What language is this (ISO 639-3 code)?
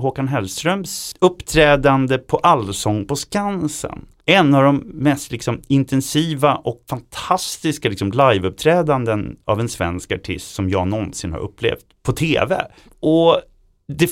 swe